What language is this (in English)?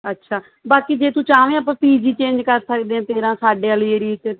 Punjabi